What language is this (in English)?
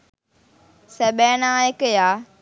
Sinhala